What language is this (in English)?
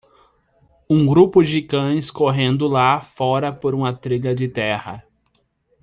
Portuguese